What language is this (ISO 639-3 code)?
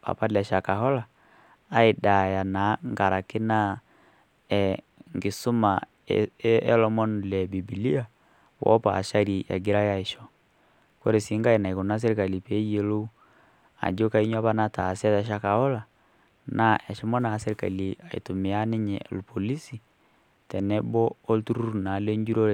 mas